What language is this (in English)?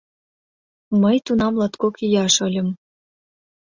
Mari